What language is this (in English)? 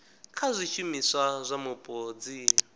Venda